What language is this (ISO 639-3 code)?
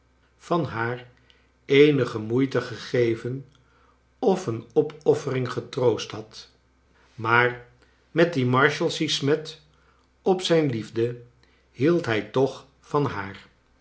nld